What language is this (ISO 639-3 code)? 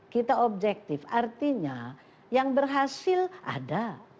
ind